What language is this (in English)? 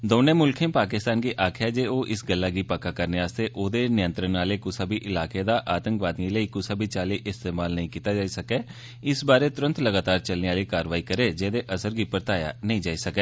Dogri